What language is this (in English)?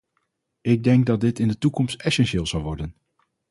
Dutch